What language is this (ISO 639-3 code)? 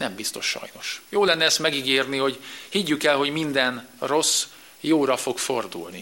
hun